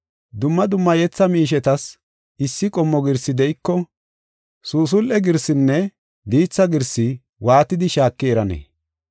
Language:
Gofa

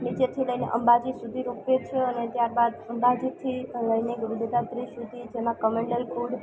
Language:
Gujarati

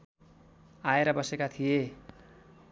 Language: Nepali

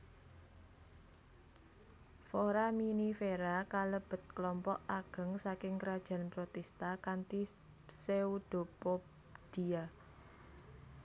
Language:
Javanese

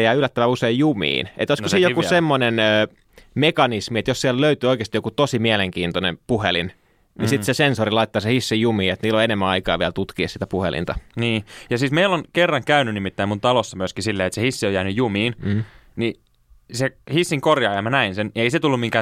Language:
Finnish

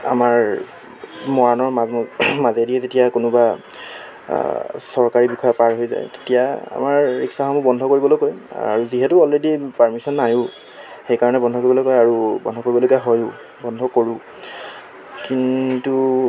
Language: Assamese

